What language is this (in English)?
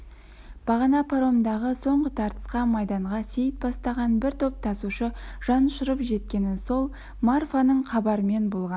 Kazakh